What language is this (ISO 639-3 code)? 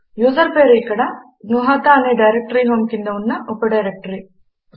tel